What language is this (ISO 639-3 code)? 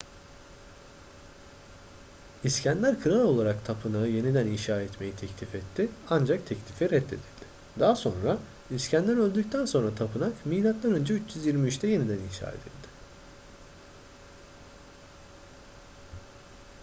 tur